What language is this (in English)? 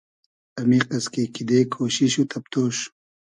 Hazaragi